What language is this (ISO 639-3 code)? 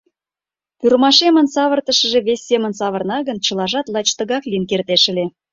chm